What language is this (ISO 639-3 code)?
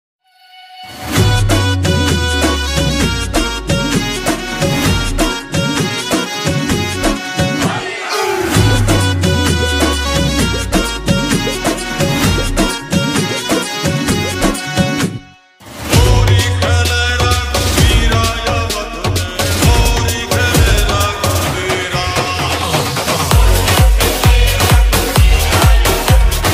ron